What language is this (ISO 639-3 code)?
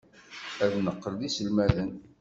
kab